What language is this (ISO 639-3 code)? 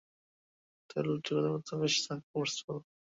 ben